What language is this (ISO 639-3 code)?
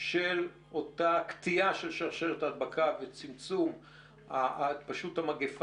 heb